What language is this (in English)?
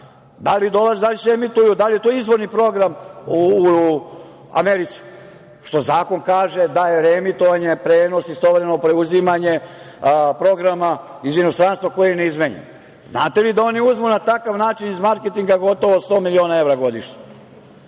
Serbian